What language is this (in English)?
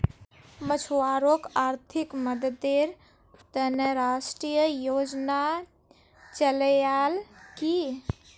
Magahi